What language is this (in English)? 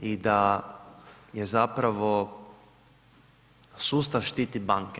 Croatian